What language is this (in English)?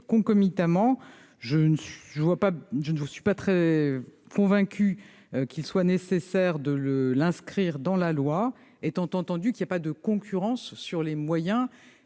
French